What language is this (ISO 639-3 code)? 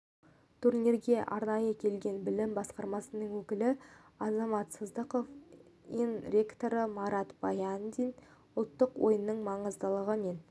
kaz